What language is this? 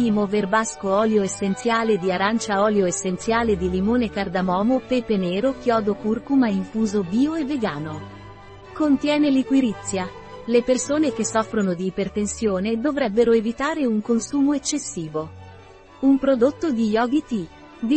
Italian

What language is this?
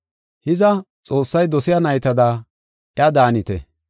Gofa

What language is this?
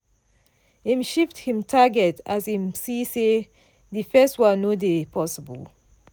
Nigerian Pidgin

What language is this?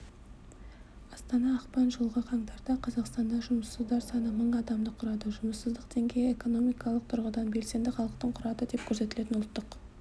Kazakh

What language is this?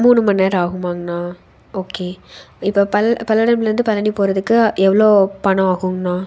Tamil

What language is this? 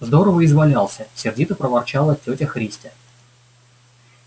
Russian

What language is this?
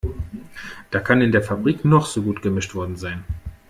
German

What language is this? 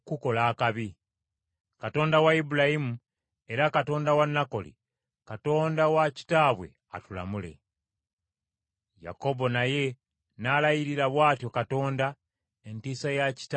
Ganda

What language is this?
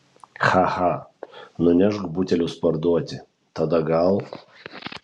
Lithuanian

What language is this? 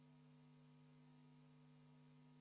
Estonian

